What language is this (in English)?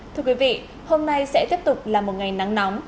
Vietnamese